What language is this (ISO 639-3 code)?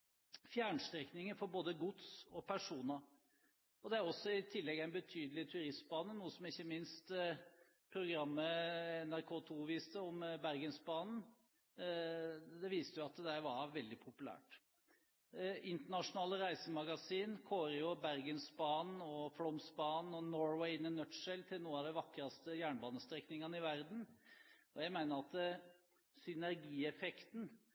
nob